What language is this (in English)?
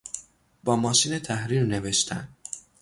Persian